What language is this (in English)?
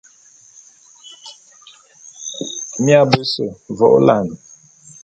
Bulu